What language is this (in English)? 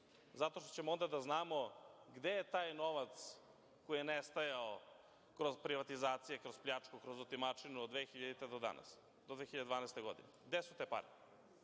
Serbian